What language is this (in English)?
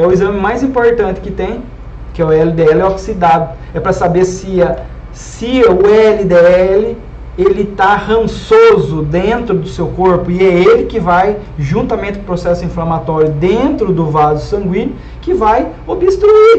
Portuguese